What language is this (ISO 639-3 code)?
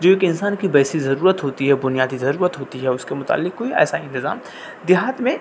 urd